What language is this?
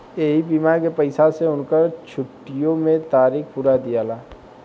Bhojpuri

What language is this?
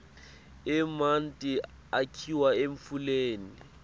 Swati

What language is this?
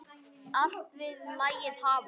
Icelandic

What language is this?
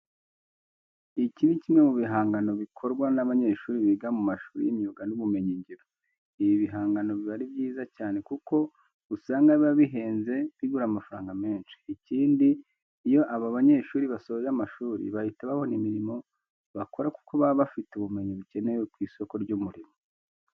Kinyarwanda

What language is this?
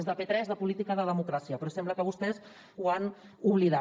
Catalan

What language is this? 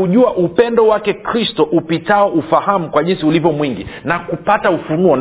Swahili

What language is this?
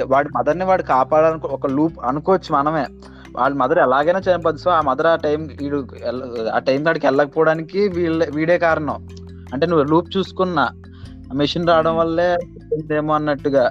Telugu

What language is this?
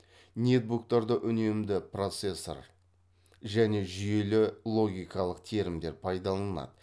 Kazakh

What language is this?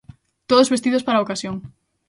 Galician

